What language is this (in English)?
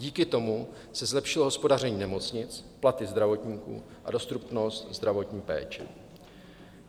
Czech